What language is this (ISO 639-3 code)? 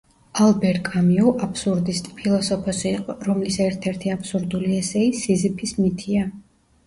kat